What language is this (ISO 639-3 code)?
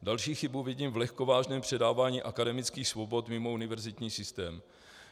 ces